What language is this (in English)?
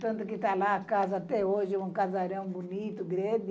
Portuguese